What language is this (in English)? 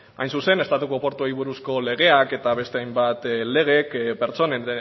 Basque